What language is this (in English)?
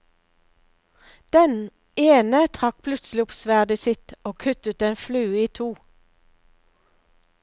Norwegian